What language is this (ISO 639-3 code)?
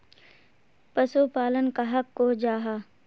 mag